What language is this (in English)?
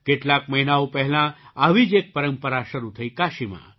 Gujarati